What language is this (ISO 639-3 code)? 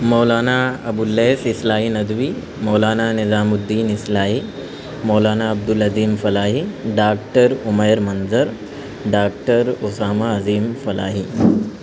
urd